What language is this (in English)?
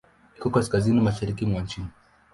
Swahili